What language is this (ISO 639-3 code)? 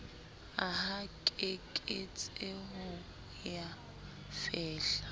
sot